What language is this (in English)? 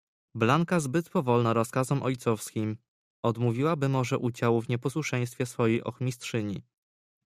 Polish